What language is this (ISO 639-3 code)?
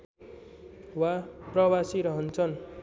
nep